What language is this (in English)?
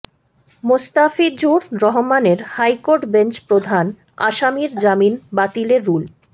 Bangla